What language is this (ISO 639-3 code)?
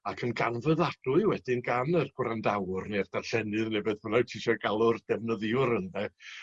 cym